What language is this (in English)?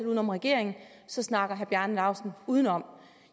Danish